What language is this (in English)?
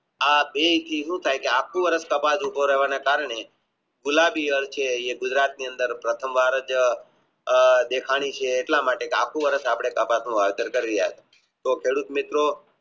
Gujarati